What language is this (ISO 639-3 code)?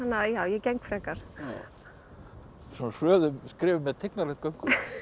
isl